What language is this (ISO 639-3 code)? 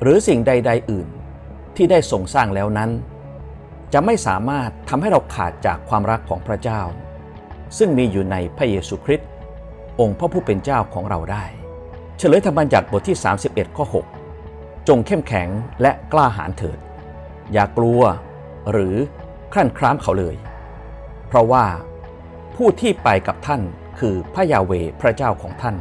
tha